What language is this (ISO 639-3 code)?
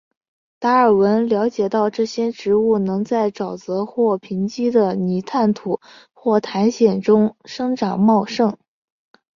zho